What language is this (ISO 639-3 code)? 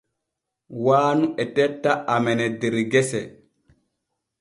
fue